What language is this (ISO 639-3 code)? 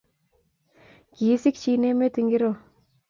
kln